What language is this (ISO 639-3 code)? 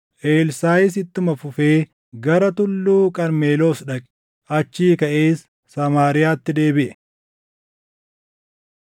orm